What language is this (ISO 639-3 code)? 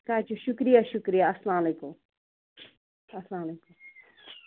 kas